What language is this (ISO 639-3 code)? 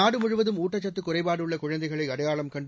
tam